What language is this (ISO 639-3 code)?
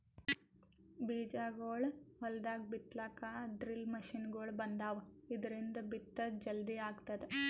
kan